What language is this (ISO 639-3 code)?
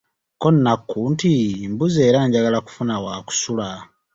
lug